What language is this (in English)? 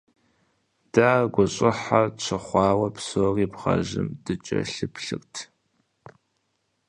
Kabardian